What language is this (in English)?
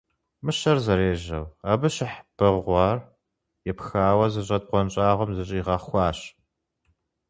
Kabardian